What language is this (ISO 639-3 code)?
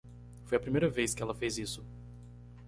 por